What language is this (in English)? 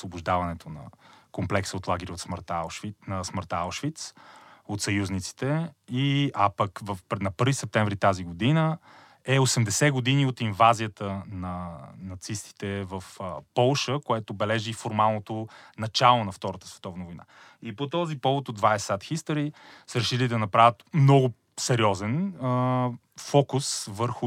Bulgarian